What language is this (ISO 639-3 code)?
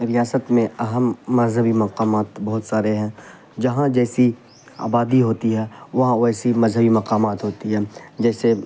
urd